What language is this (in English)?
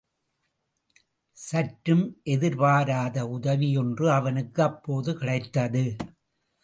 Tamil